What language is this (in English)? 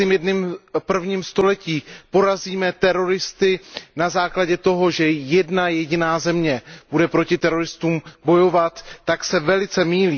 Czech